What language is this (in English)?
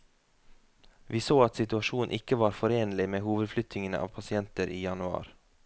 Norwegian